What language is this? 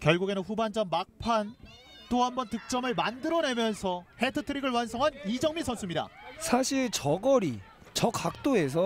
Korean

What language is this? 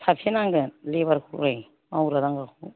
Bodo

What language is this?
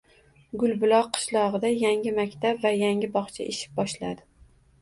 Uzbek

